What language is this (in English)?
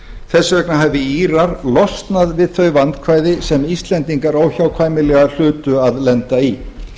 Icelandic